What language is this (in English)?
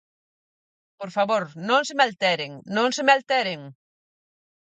Galician